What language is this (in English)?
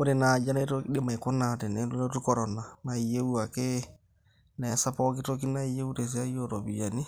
Masai